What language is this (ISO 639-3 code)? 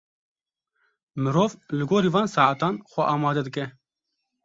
kur